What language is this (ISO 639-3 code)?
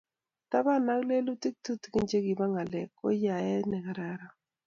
kln